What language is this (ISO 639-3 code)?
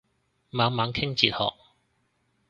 yue